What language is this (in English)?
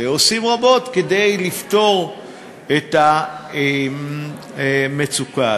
Hebrew